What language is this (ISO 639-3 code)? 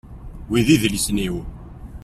kab